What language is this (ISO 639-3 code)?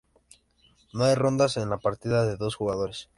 spa